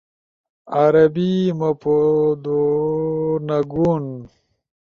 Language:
Ushojo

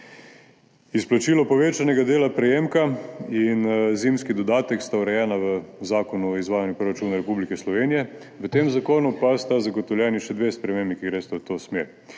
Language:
Slovenian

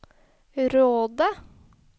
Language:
Norwegian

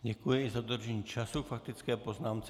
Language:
Czech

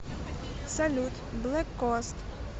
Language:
Russian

